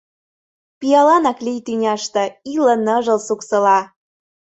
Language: Mari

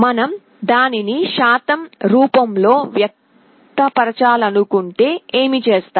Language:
Telugu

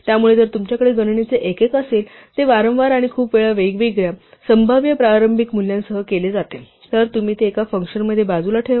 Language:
Marathi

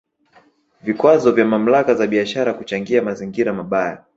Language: Swahili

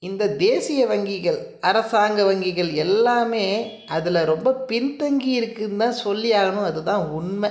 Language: Tamil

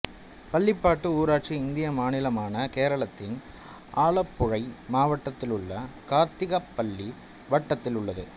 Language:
Tamil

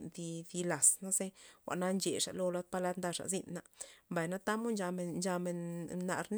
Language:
Loxicha Zapotec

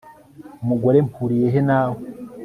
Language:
Kinyarwanda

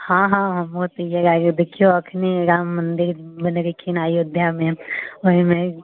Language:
Maithili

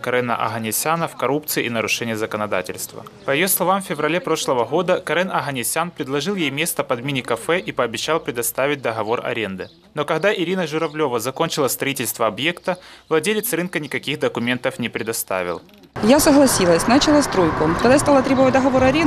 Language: Russian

